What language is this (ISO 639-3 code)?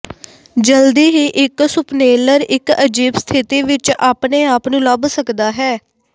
pan